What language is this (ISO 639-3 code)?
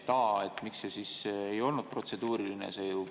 est